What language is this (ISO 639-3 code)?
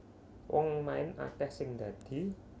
jav